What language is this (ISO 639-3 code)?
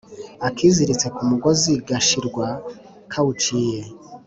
kin